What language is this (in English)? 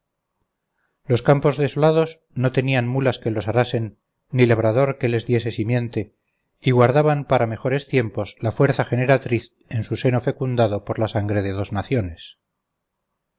Spanish